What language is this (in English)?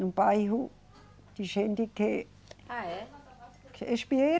Portuguese